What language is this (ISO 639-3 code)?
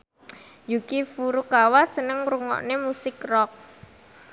jav